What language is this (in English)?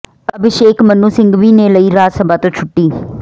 Punjabi